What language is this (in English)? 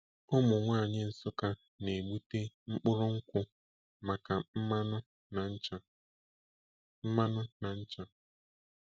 Igbo